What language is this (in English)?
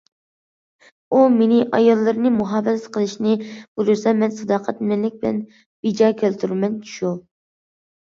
Uyghur